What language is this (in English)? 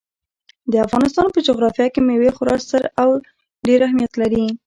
Pashto